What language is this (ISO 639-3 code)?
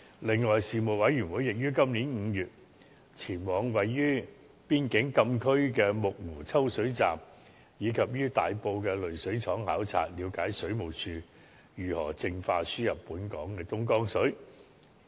yue